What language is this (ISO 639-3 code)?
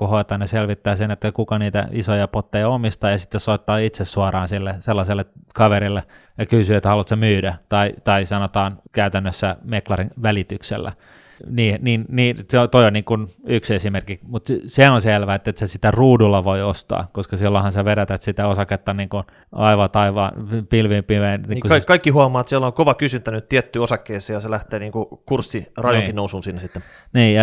fin